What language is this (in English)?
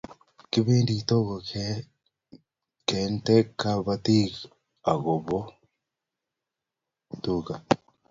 Kalenjin